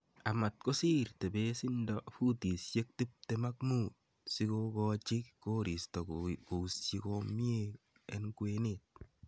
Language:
Kalenjin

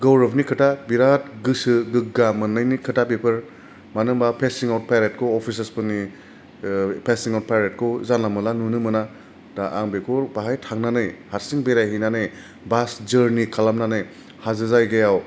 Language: Bodo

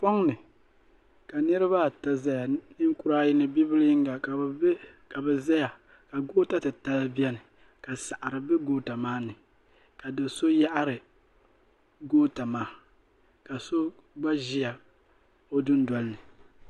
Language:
Dagbani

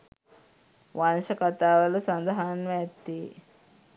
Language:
Sinhala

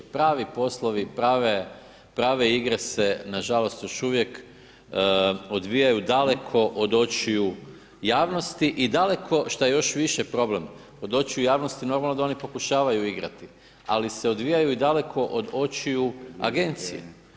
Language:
Croatian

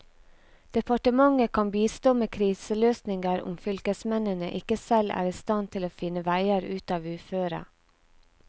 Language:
Norwegian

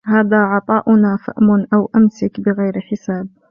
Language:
Arabic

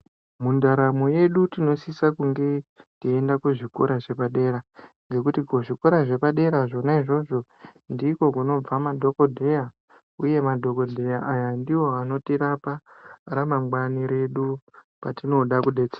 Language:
Ndau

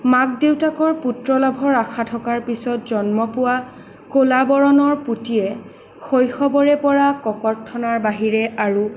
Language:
Assamese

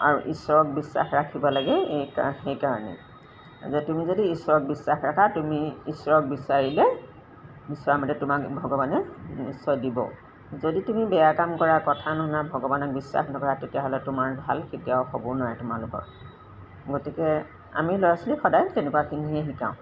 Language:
Assamese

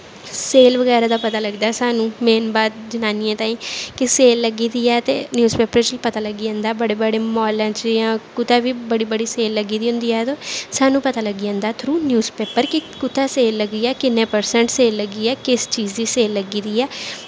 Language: Dogri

